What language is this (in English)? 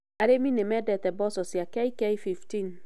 Kikuyu